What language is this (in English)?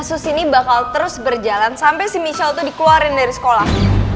Indonesian